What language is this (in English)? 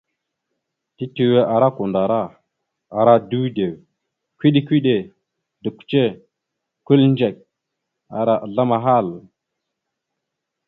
Mada (Cameroon)